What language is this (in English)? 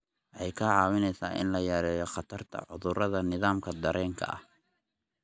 Somali